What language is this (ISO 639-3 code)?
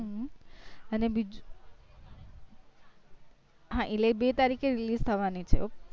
guj